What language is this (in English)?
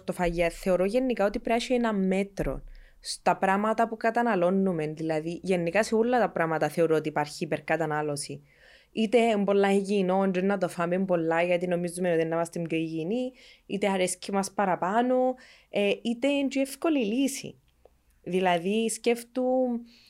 Greek